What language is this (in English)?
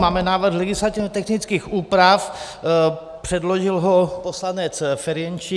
Czech